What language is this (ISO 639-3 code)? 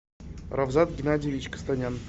rus